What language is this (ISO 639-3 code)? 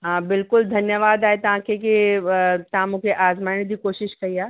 snd